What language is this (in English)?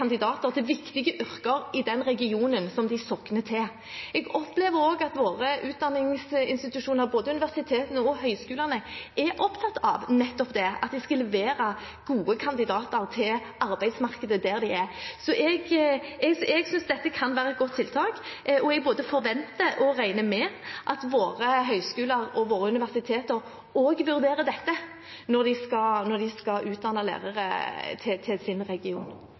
Norwegian Bokmål